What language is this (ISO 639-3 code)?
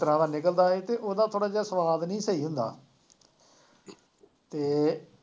pan